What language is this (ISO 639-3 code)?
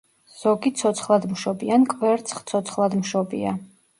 kat